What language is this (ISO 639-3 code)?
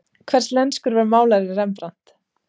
isl